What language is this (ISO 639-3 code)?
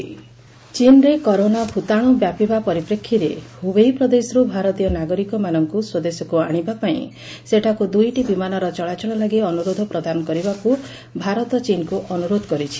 ori